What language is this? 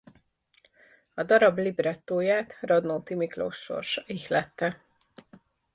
Hungarian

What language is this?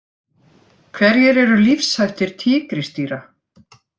Icelandic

